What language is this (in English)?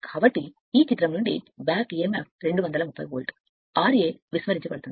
Telugu